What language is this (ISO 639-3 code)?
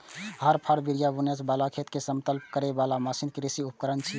mai